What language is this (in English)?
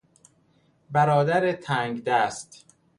Persian